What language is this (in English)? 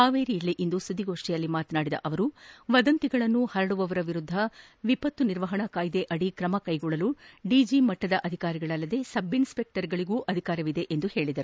Kannada